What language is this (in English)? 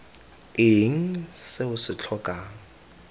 Tswana